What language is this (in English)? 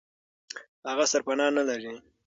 Pashto